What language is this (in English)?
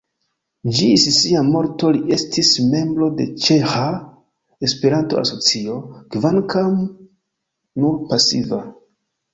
Esperanto